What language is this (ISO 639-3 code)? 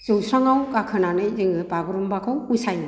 brx